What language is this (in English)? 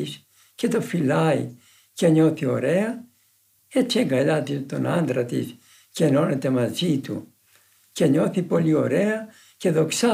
Greek